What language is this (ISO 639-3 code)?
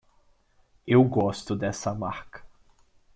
por